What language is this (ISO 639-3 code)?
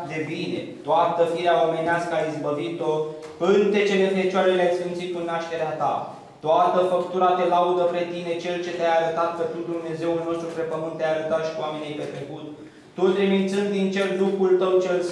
ron